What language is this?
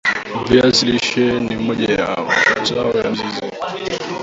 Swahili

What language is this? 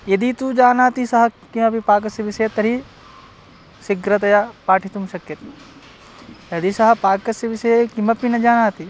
Sanskrit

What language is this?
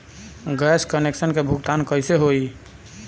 Bhojpuri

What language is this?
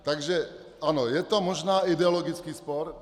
Czech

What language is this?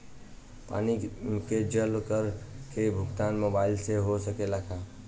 Bhojpuri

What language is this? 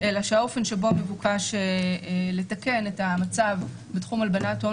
Hebrew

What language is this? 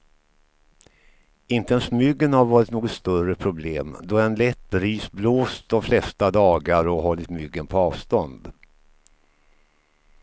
Swedish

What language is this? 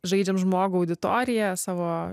Lithuanian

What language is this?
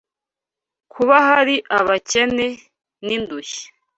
Kinyarwanda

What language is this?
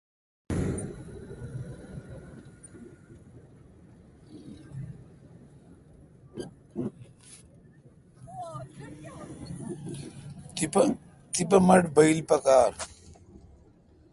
Kalkoti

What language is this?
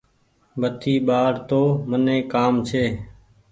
Goaria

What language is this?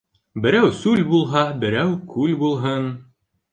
Bashkir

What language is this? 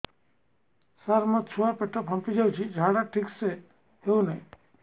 Odia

